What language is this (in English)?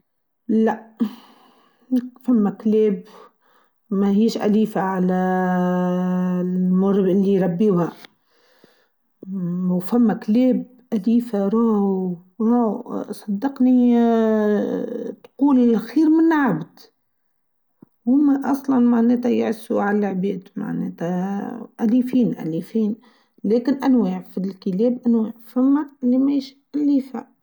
Tunisian Arabic